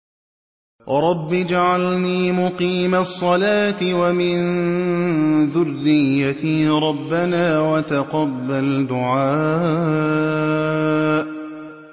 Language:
Arabic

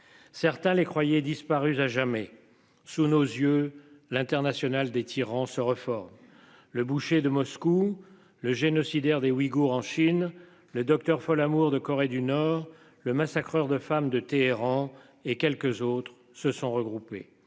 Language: French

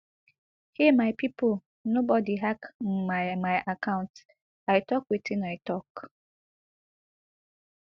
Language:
Nigerian Pidgin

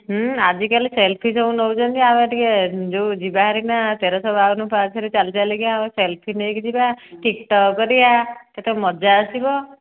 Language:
Odia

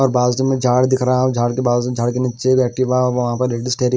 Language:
Hindi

